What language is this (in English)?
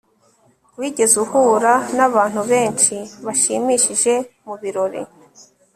Kinyarwanda